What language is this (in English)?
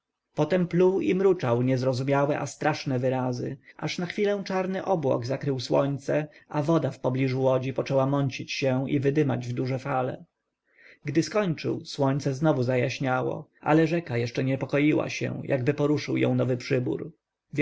Polish